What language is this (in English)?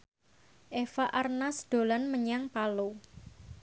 Javanese